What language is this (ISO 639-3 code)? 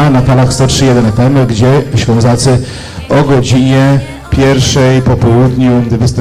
pol